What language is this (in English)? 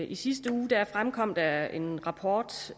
Danish